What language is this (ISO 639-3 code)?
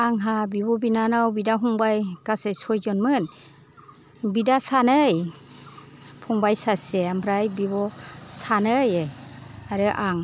brx